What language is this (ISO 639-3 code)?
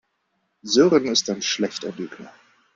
deu